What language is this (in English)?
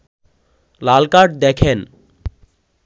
Bangla